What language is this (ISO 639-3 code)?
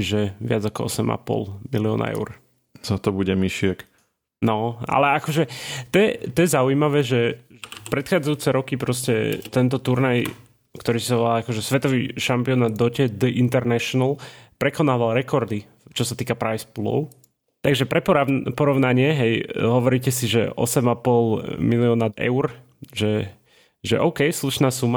slk